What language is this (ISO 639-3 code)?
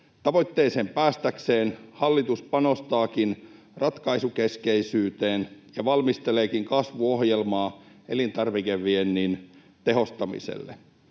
fin